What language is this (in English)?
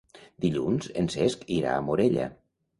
Catalan